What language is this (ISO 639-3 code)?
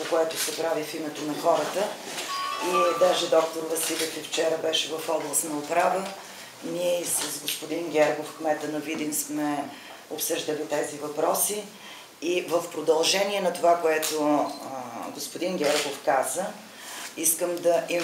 bul